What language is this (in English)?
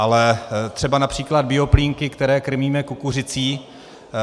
Czech